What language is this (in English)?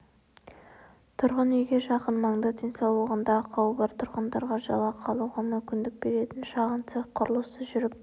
Kazakh